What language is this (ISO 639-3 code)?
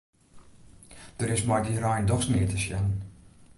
fry